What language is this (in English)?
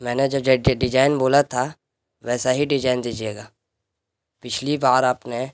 Urdu